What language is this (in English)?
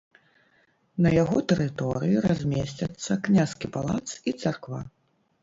Belarusian